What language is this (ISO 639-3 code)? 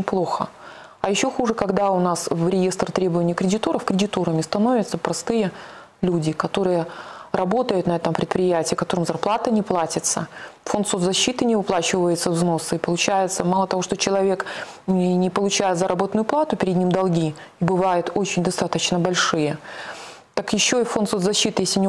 rus